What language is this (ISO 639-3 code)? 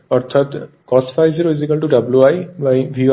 ben